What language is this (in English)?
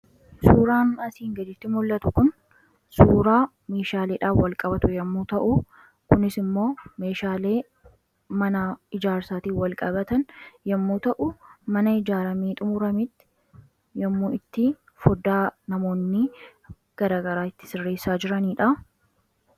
Oromo